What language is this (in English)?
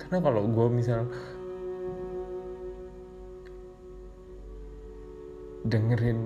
Indonesian